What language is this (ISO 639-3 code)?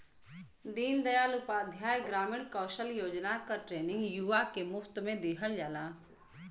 bho